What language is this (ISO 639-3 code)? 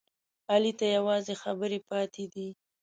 pus